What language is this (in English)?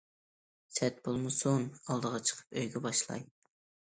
Uyghur